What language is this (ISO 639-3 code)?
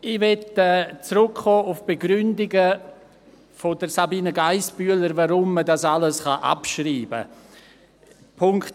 gsw